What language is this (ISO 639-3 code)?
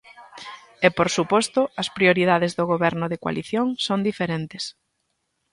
glg